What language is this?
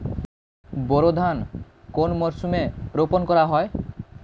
Bangla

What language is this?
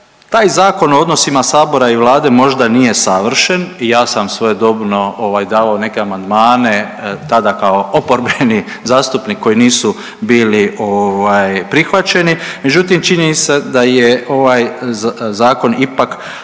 Croatian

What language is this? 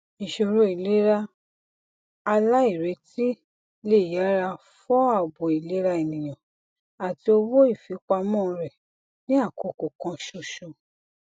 Yoruba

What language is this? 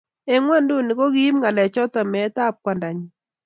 Kalenjin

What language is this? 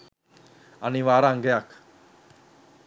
Sinhala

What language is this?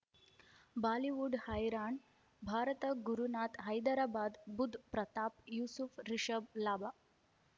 Kannada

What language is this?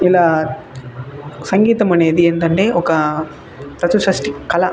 Telugu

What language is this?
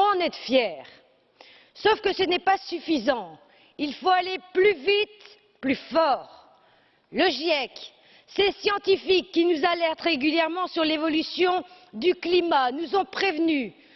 French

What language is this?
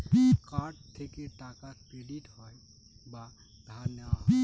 Bangla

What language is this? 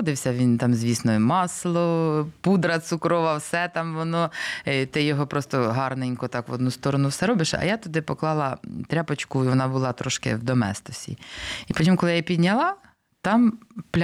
Ukrainian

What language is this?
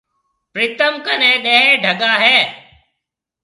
Marwari (Pakistan)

